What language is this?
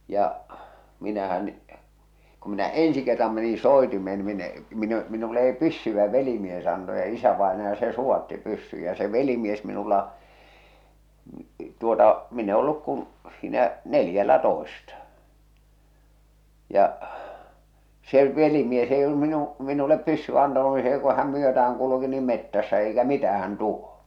Finnish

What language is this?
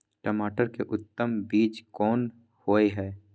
Maithili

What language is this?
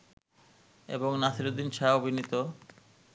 Bangla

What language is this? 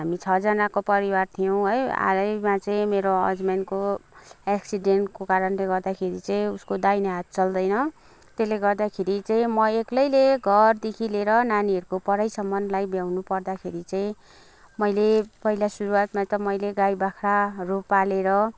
Nepali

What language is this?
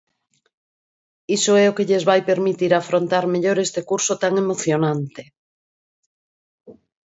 Galician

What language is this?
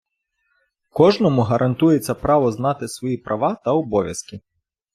Ukrainian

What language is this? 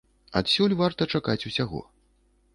Belarusian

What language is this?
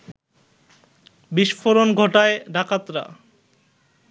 Bangla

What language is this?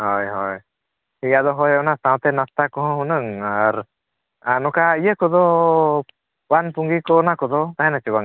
Santali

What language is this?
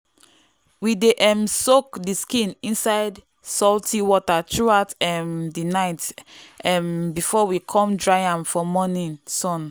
Nigerian Pidgin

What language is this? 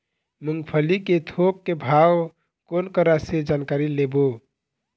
Chhattisgarhi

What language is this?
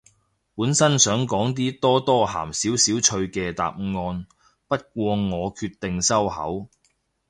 Cantonese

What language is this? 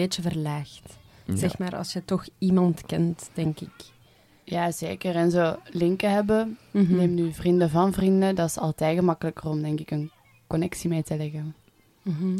Dutch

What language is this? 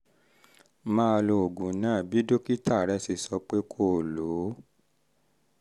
Yoruba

